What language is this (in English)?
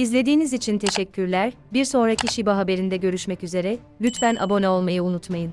Turkish